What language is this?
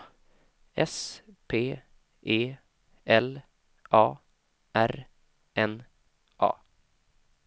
Swedish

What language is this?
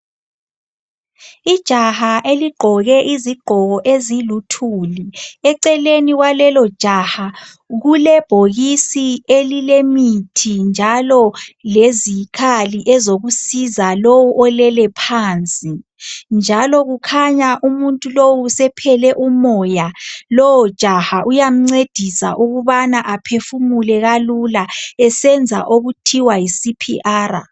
North Ndebele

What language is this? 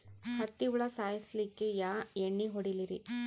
Kannada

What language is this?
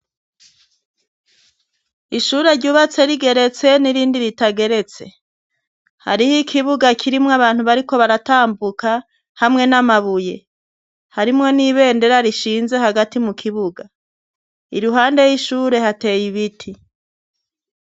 Rundi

